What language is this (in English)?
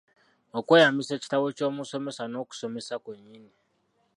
Ganda